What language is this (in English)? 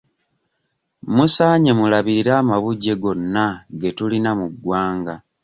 Ganda